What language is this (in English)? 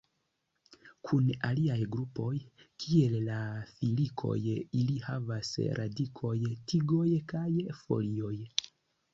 Esperanto